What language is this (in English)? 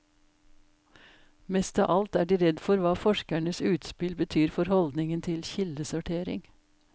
Norwegian